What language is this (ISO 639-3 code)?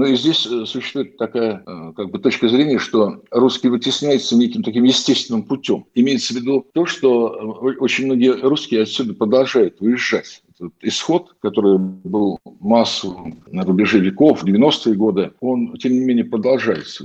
rus